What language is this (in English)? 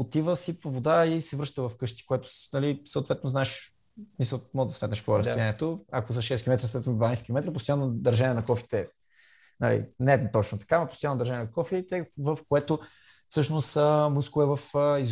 Bulgarian